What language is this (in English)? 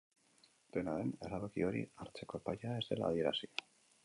Basque